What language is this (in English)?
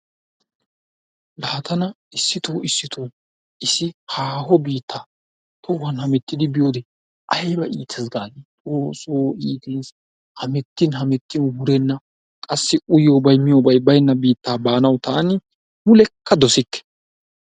Wolaytta